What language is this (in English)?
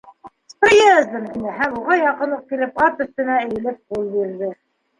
Bashkir